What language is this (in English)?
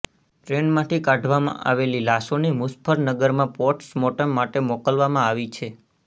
Gujarati